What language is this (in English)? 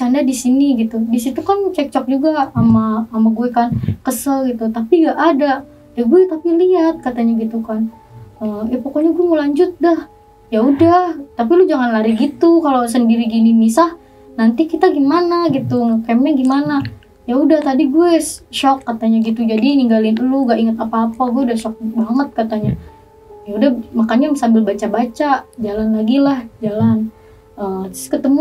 Indonesian